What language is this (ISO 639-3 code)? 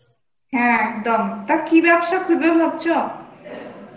ben